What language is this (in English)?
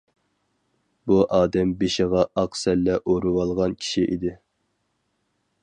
Uyghur